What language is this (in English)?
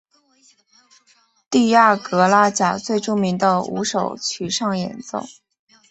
Chinese